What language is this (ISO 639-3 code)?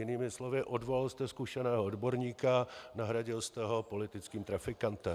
ces